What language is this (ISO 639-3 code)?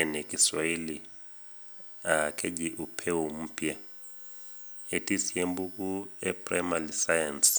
mas